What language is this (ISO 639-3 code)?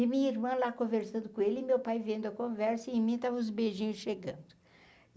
por